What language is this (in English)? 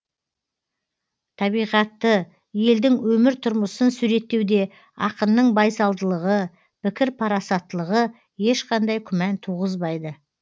Kazakh